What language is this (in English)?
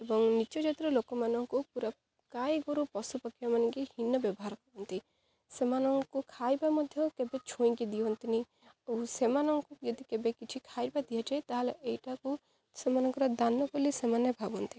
Odia